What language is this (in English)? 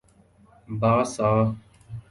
Urdu